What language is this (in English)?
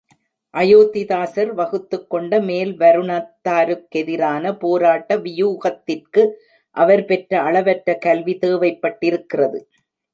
Tamil